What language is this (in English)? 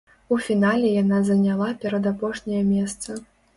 Belarusian